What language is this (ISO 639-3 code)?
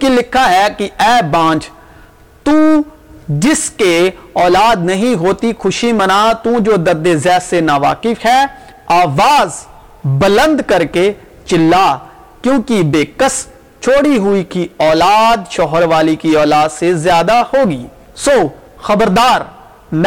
urd